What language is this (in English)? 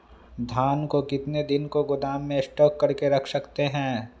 Magahi